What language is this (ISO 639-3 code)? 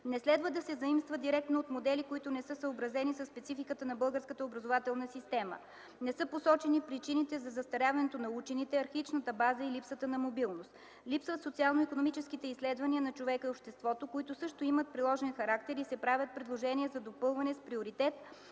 bul